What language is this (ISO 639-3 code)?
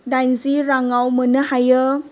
brx